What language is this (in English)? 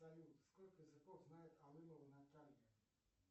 Russian